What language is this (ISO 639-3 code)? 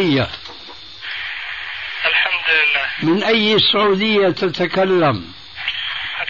ara